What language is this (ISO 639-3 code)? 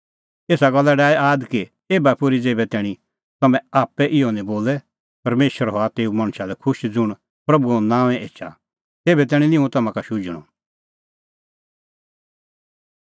kfx